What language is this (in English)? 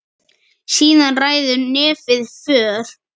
Icelandic